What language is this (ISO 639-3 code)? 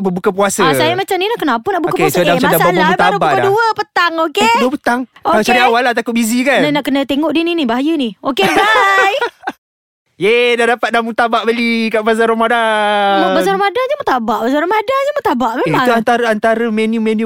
msa